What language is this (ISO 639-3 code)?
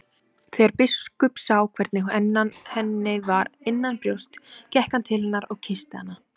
isl